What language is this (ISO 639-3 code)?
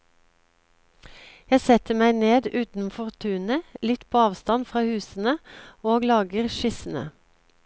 nor